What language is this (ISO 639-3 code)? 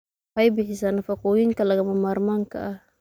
som